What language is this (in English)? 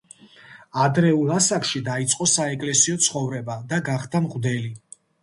Georgian